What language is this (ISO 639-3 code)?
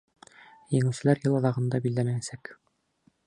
bak